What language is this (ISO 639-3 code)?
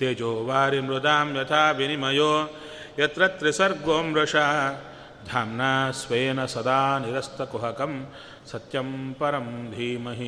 kan